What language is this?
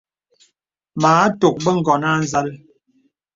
Bebele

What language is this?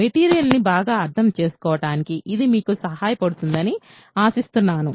Telugu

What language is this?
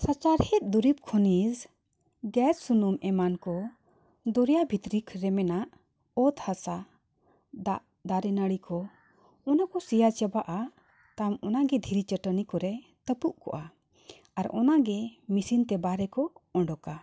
Santali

